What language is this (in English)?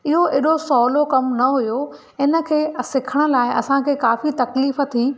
Sindhi